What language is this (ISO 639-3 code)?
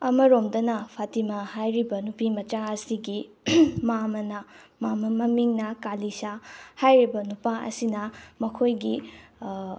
mni